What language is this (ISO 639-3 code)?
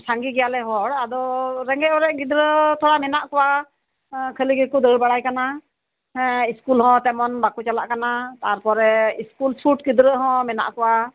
sat